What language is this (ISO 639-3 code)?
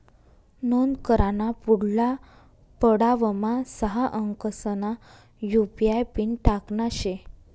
mar